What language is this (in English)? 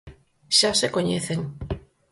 Galician